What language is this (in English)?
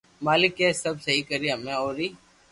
Loarki